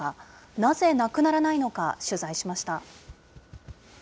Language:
Japanese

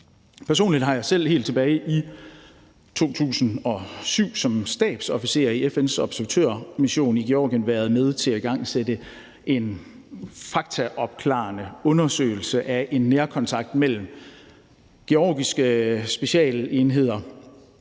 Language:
Danish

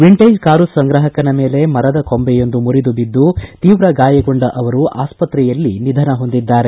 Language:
Kannada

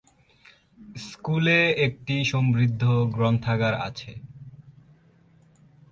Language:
Bangla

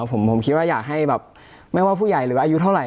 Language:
Thai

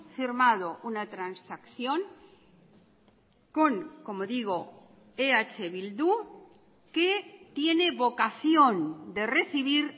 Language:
Spanish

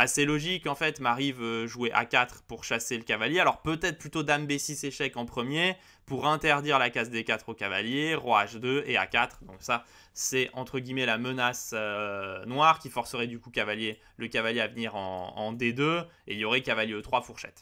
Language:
French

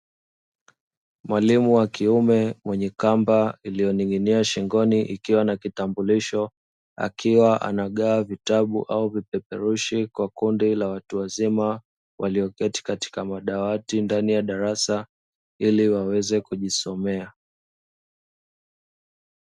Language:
Swahili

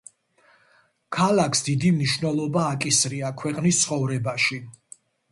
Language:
Georgian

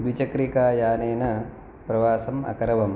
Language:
Sanskrit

